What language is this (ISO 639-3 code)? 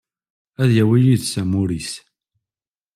kab